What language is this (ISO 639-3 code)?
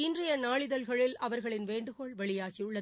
tam